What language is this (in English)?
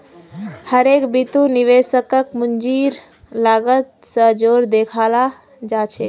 Magahi